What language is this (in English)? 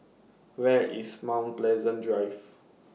English